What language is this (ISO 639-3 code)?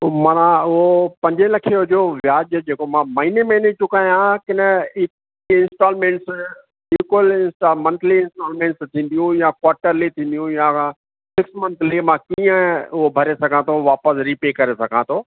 snd